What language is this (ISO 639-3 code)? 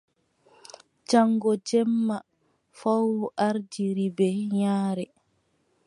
fub